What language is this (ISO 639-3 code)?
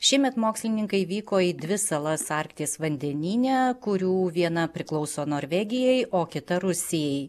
lit